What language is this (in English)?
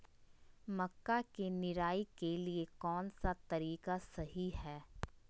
Magahi